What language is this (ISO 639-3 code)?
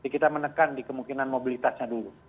ind